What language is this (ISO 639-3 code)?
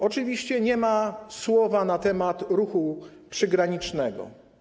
pol